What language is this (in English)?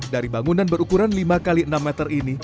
Indonesian